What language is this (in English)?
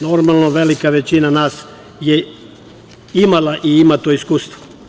Serbian